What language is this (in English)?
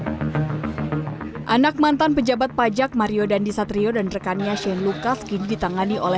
Indonesian